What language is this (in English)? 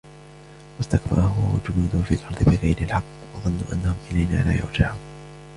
Arabic